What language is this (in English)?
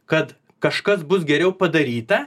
Lithuanian